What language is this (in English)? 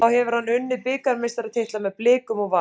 Icelandic